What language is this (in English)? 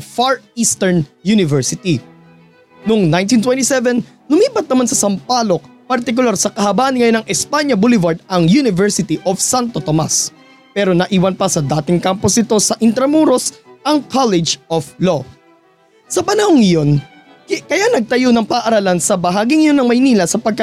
Filipino